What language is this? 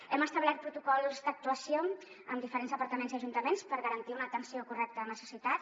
Catalan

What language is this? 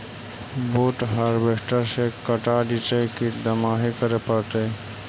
Magahi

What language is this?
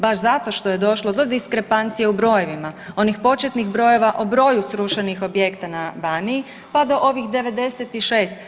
Croatian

